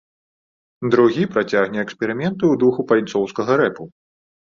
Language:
Belarusian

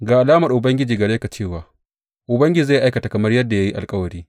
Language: Hausa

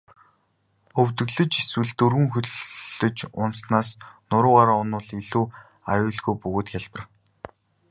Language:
Mongolian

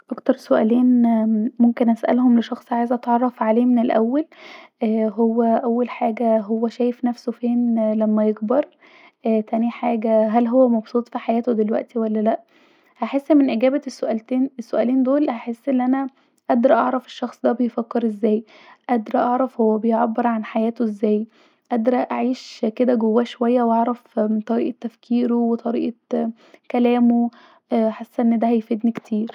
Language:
Egyptian Arabic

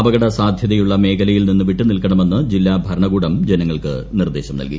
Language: Malayalam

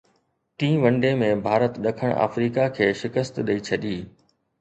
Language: Sindhi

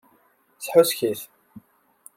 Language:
Kabyle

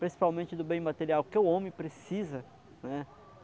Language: Portuguese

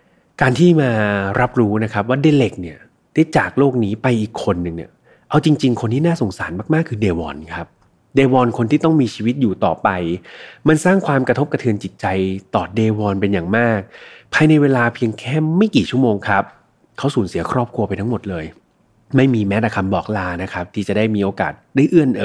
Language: Thai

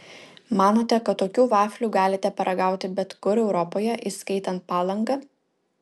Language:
Lithuanian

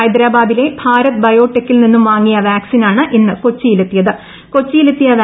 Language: Malayalam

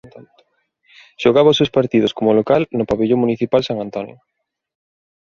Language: Galician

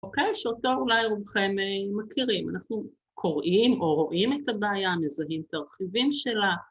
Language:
Hebrew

